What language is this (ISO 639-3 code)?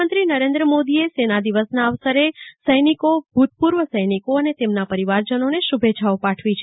guj